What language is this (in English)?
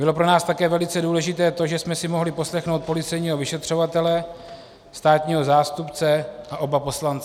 Czech